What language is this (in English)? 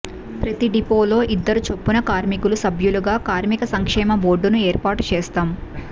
Telugu